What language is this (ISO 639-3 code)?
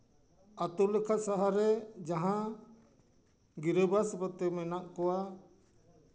sat